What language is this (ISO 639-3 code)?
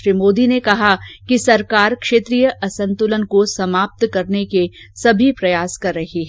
hin